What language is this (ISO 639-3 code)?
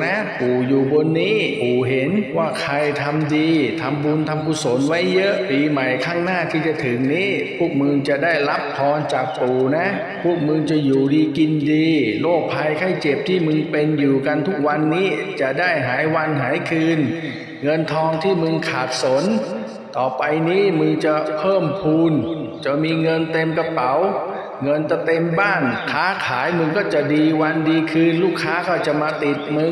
tha